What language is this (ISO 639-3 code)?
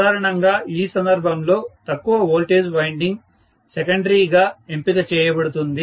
tel